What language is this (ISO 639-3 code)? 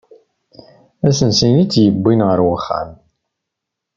kab